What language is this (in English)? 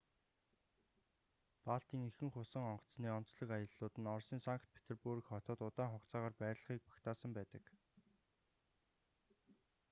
Mongolian